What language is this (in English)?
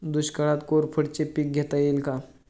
Marathi